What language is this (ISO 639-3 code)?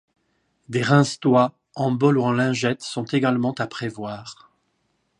fra